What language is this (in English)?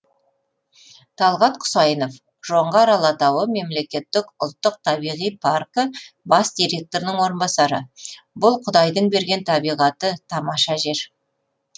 Kazakh